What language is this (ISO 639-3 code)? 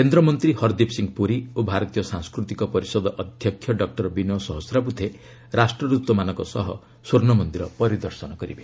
ori